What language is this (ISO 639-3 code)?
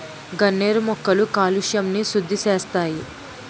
tel